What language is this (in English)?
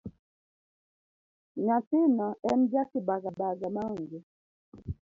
Luo (Kenya and Tanzania)